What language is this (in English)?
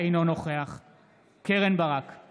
Hebrew